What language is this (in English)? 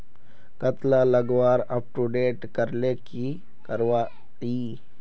Magahi